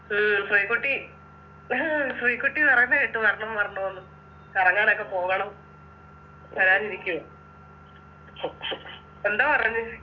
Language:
Malayalam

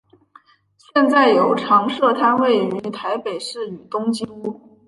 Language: Chinese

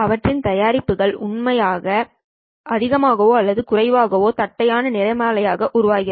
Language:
Tamil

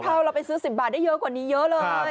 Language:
Thai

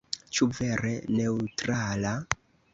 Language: Esperanto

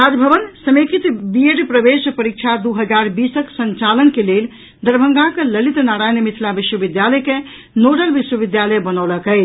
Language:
Maithili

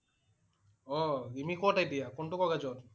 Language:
Assamese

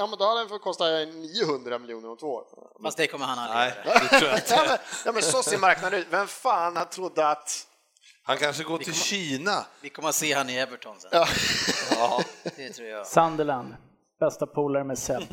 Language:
Swedish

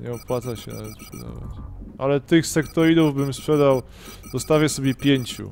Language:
Polish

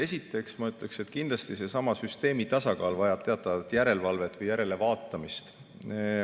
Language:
Estonian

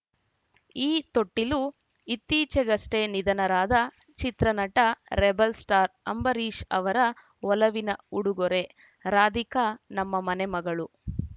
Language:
Kannada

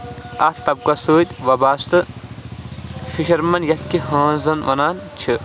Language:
Kashmiri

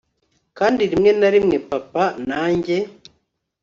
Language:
Kinyarwanda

